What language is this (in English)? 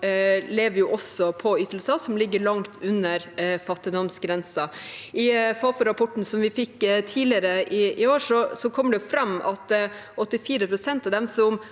Norwegian